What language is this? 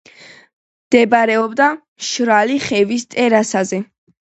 Georgian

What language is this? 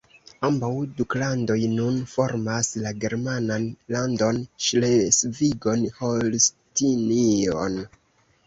Esperanto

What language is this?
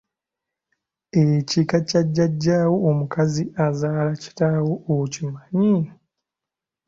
Ganda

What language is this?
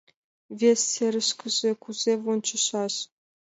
Mari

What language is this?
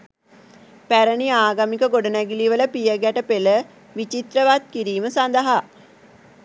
Sinhala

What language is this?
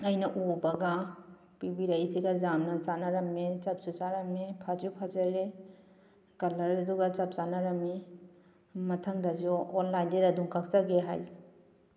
Manipuri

